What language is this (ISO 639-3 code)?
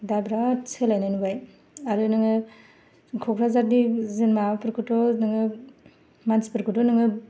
brx